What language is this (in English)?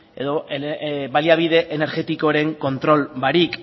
Basque